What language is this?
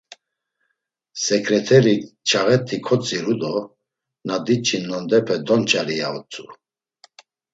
Laz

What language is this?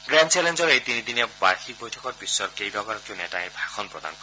Assamese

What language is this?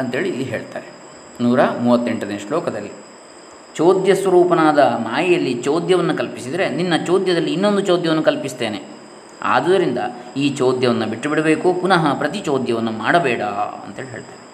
Kannada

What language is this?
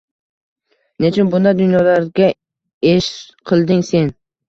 Uzbek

